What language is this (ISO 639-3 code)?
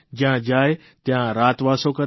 guj